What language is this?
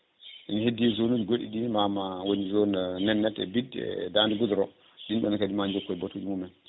Fula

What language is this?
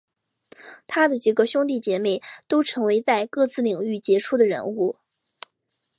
Chinese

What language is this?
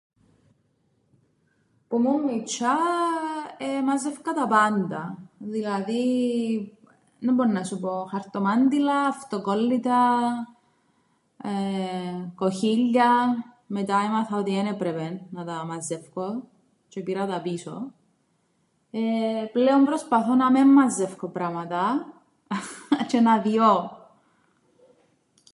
Greek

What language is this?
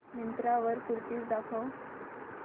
Marathi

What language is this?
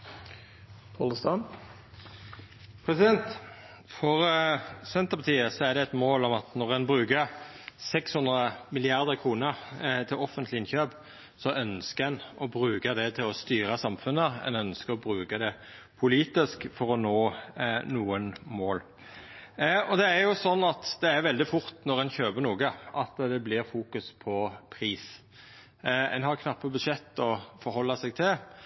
Norwegian Nynorsk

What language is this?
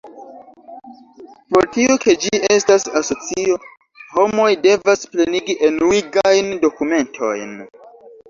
Esperanto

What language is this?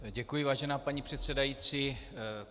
Czech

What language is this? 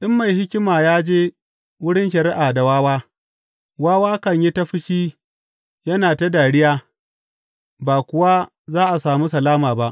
Hausa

